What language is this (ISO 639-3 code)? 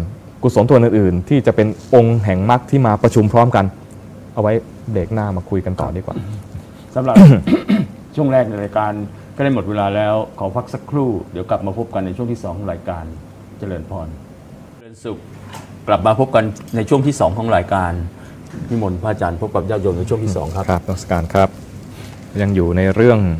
tha